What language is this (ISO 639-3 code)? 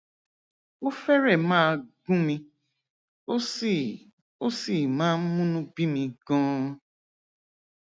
yor